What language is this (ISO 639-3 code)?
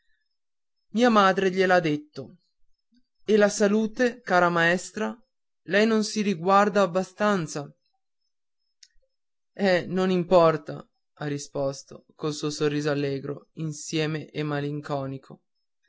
ita